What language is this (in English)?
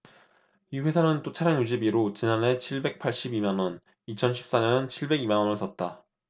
Korean